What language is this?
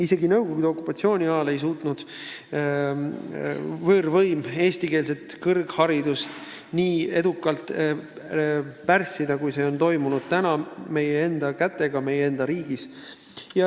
Estonian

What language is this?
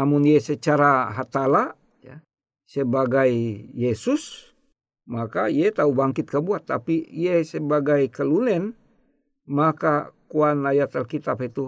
Indonesian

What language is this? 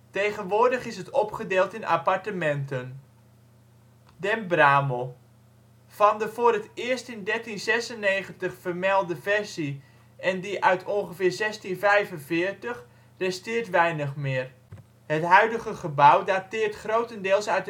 Dutch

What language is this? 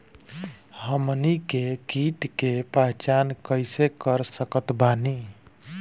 Bhojpuri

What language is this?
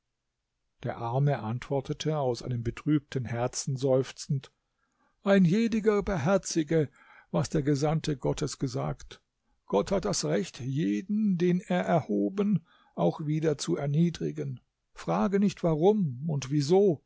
German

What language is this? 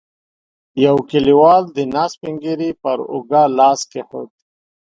Pashto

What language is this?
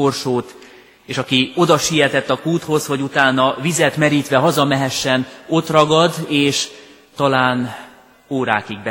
Hungarian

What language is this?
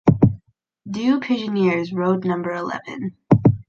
English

